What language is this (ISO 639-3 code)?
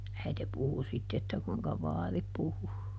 fin